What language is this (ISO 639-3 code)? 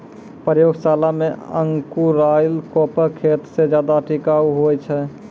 mai